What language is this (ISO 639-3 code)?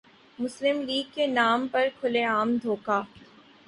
urd